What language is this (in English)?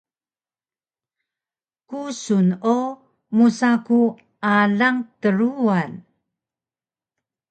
Taroko